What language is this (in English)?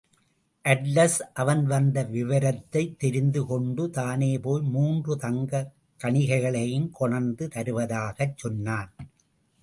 Tamil